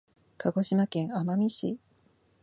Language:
Japanese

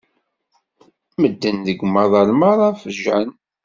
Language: Kabyle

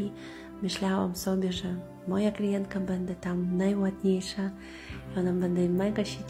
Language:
Polish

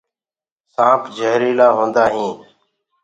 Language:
Gurgula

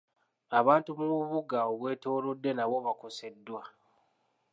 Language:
Ganda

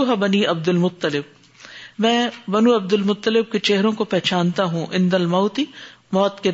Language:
Urdu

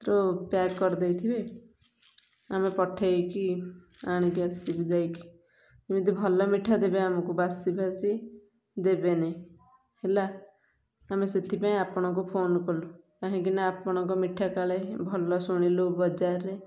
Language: Odia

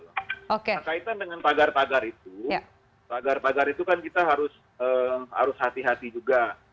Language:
Indonesian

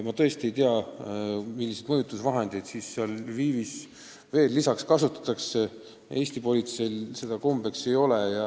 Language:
Estonian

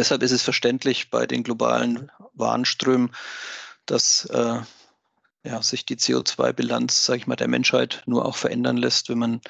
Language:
German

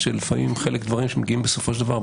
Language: Hebrew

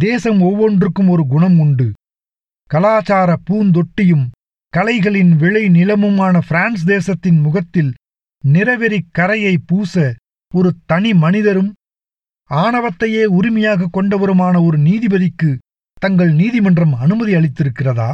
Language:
Tamil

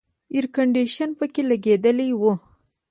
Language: Pashto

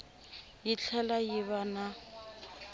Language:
Tsonga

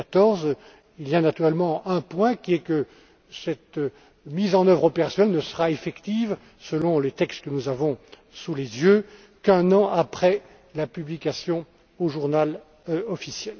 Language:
French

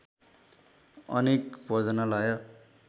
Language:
Nepali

